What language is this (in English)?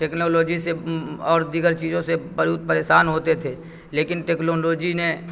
Urdu